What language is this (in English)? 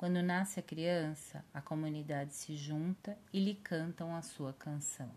Portuguese